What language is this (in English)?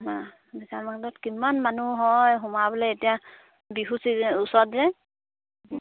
Assamese